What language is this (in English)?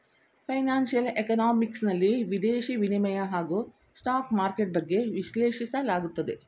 Kannada